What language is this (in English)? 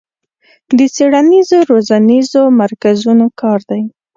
Pashto